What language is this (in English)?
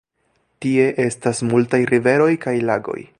Esperanto